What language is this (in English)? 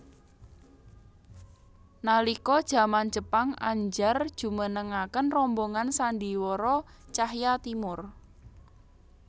Javanese